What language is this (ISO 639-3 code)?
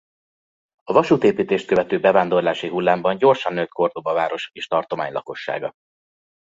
hun